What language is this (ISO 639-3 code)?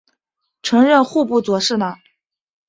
zho